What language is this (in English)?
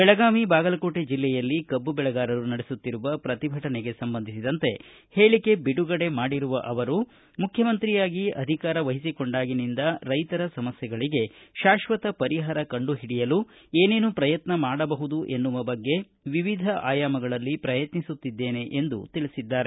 Kannada